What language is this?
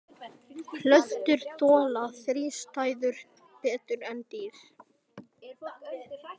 Icelandic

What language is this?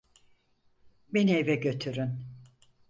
Turkish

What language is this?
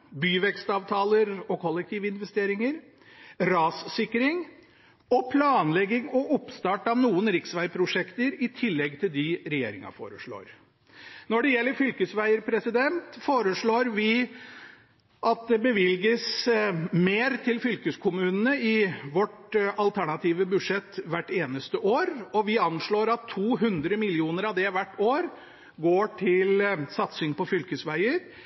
Norwegian Bokmål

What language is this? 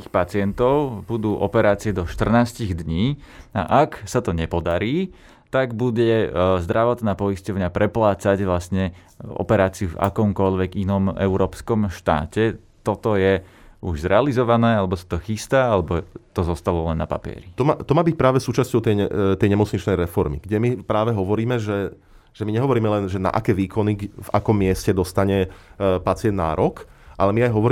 Slovak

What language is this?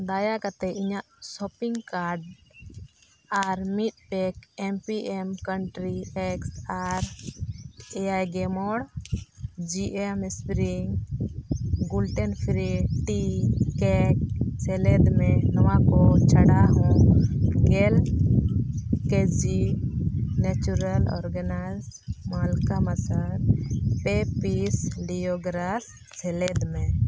Santali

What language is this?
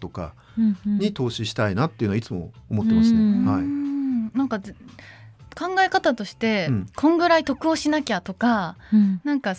Japanese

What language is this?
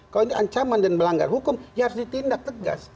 Indonesian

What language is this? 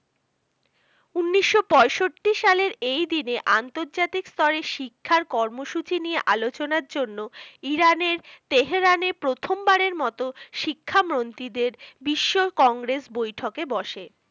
Bangla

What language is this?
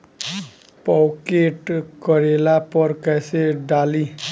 Bhojpuri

